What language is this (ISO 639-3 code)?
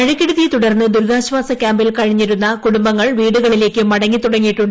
mal